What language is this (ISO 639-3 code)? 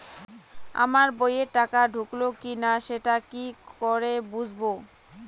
ben